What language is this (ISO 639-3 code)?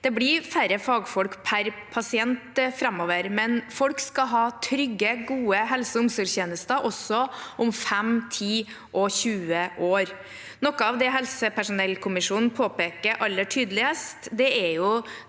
nor